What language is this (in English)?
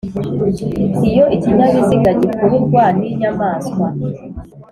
Kinyarwanda